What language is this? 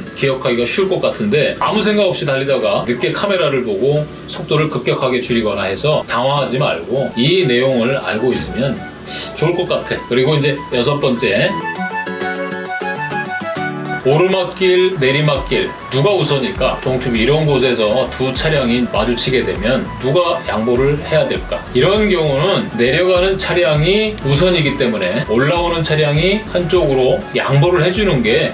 Korean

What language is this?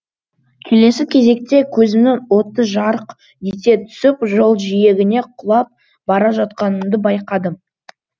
Kazakh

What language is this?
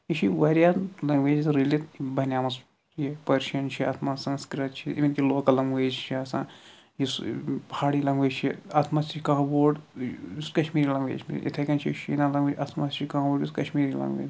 Kashmiri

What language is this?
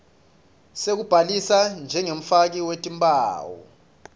Swati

